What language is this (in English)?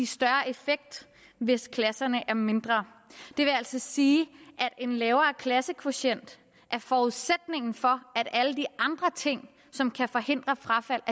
Danish